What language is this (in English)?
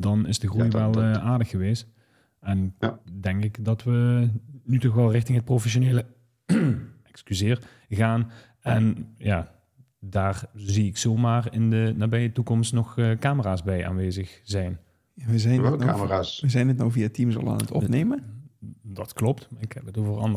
Dutch